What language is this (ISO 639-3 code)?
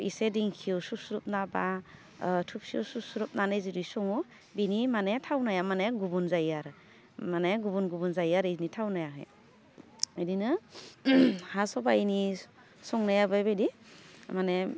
brx